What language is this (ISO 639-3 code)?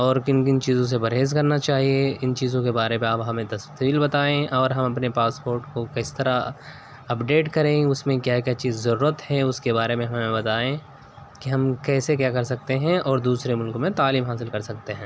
urd